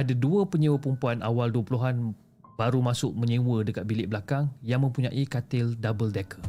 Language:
Malay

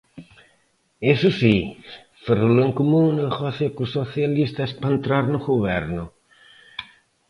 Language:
Galician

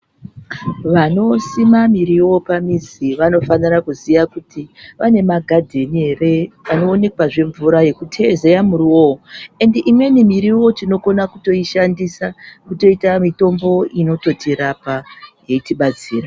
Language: Ndau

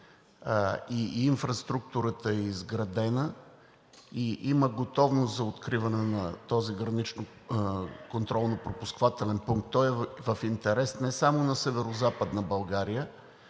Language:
Bulgarian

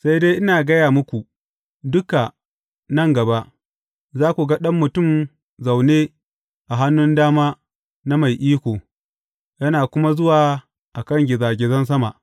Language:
Hausa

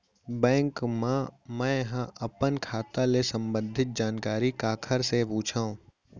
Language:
Chhattisgarhi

